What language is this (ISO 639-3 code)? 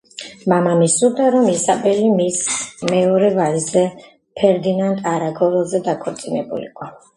kat